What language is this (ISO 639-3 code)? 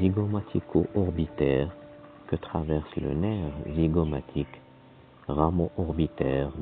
fra